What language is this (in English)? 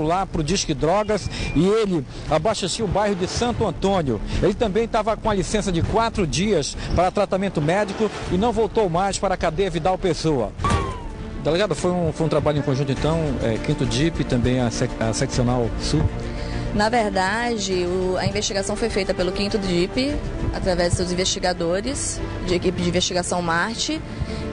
Portuguese